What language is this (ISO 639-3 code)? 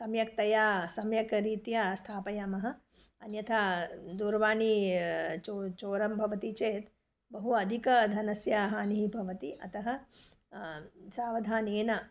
san